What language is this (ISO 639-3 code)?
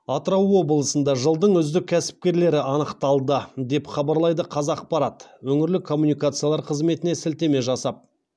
kaz